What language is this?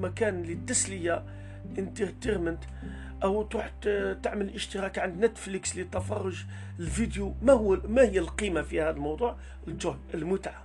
Arabic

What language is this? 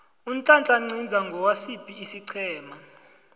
South Ndebele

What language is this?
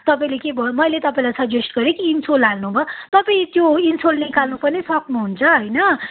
Nepali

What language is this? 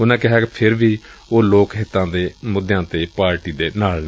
Punjabi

